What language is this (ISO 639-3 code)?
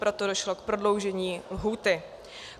ces